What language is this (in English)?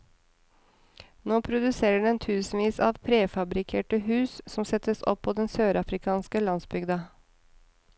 Norwegian